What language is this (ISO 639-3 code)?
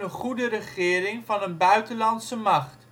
nld